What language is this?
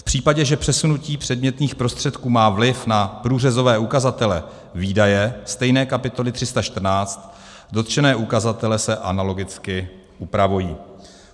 Czech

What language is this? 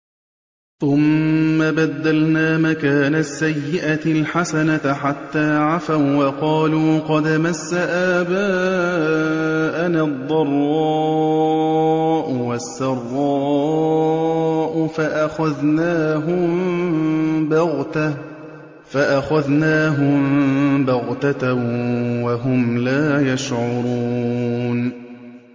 Arabic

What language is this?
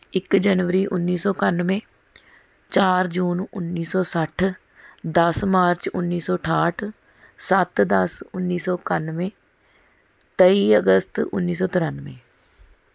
Punjabi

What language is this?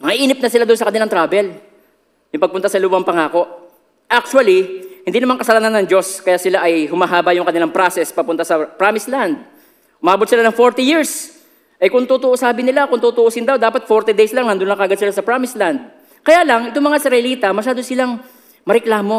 Filipino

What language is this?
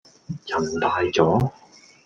Cantonese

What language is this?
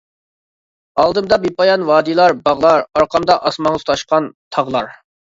Uyghur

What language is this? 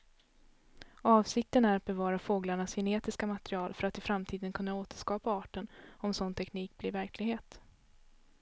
Swedish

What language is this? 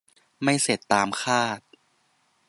Thai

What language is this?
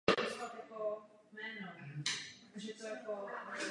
Czech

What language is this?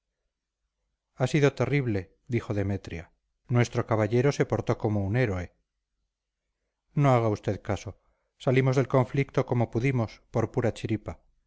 Spanish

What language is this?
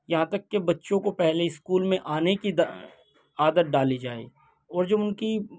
Urdu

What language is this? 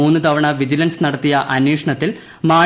Malayalam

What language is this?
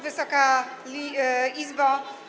Polish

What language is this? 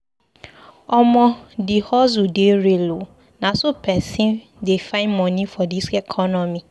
Nigerian Pidgin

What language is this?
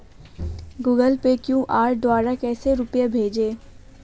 Hindi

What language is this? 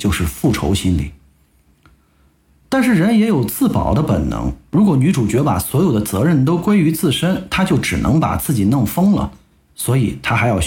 Chinese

